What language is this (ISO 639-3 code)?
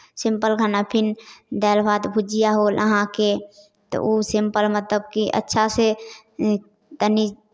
mai